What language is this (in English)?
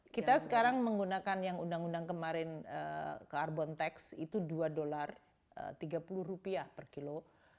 Indonesian